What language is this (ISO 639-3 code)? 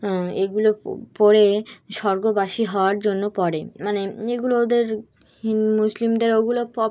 ben